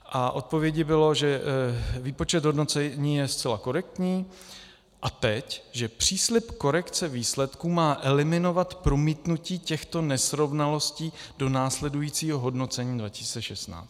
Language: Czech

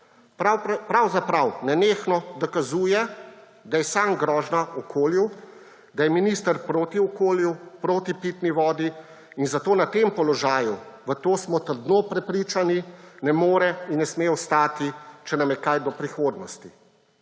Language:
Slovenian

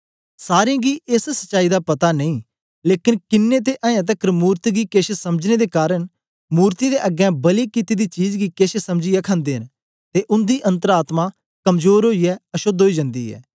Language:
Dogri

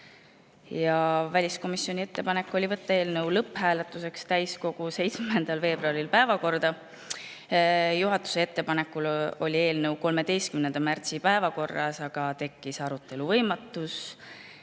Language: Estonian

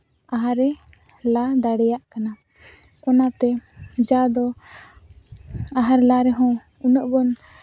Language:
Santali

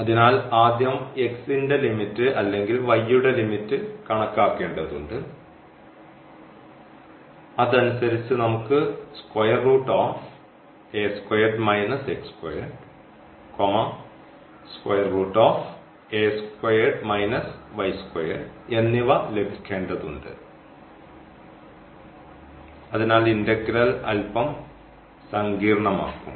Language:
Malayalam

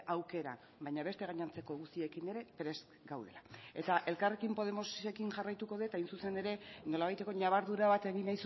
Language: Basque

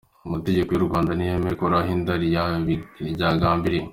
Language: Kinyarwanda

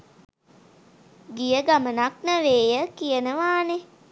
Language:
Sinhala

